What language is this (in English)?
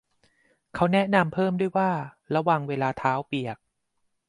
Thai